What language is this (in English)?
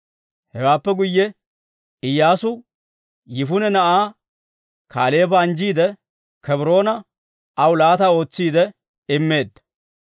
Dawro